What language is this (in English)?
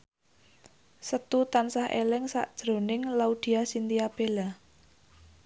Javanese